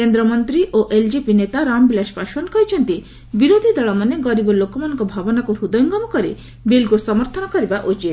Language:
Odia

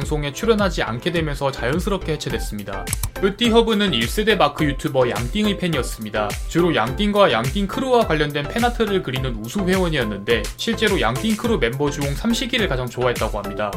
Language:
Korean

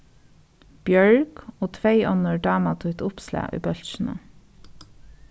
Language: Faroese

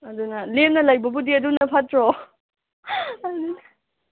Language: Manipuri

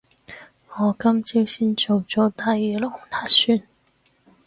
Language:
Cantonese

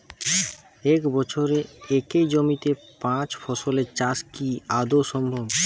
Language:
Bangla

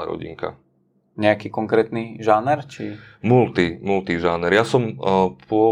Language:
Slovak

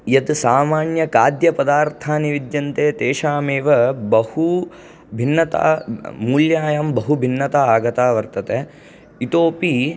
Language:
Sanskrit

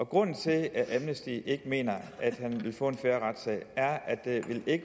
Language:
Danish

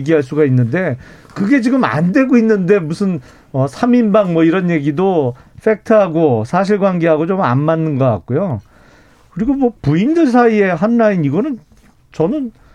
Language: Korean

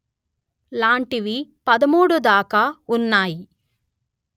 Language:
Telugu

